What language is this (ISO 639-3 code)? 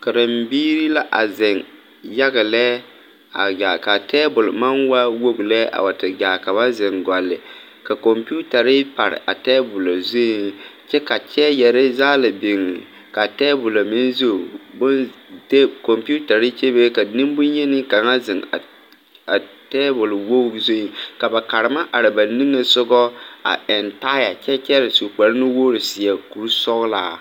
dga